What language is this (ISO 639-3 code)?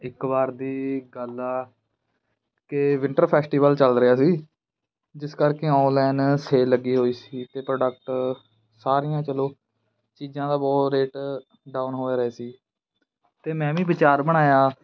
pan